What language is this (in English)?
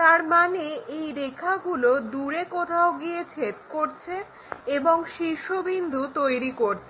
Bangla